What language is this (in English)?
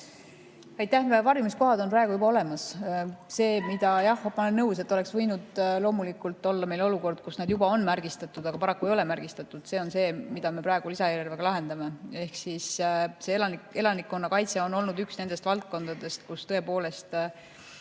Estonian